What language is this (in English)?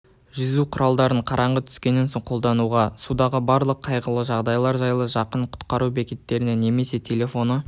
Kazakh